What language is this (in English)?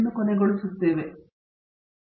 Kannada